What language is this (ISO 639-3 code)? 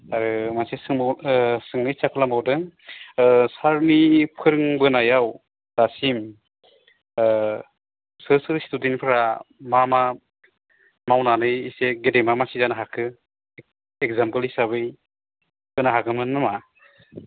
brx